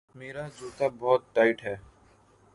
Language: Urdu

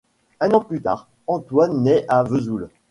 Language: French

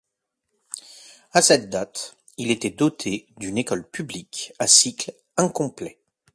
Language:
French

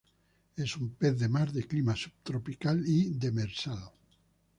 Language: Spanish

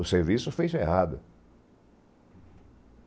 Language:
Portuguese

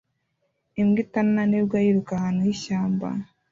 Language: Kinyarwanda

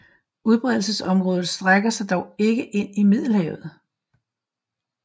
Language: Danish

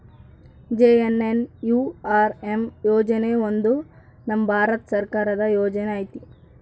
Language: Kannada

